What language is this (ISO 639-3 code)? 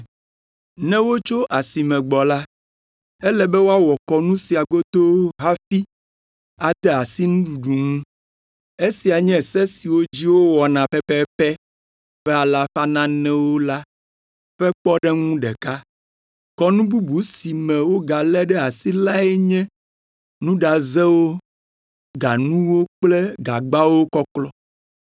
ewe